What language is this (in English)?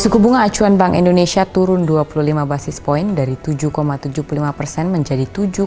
Indonesian